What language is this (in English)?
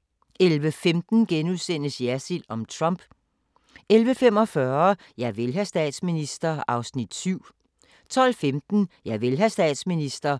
Danish